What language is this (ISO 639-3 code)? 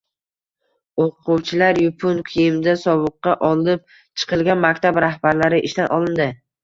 uzb